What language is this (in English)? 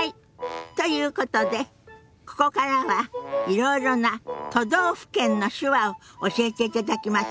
Japanese